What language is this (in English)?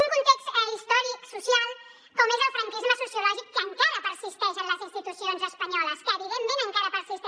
Catalan